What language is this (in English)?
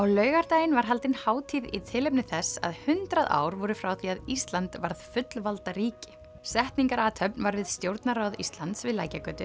Icelandic